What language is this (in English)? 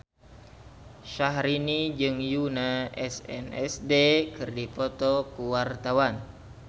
Sundanese